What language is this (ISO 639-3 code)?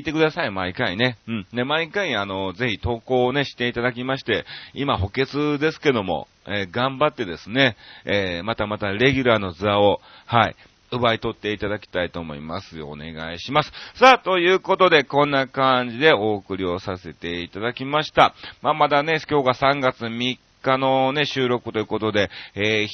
jpn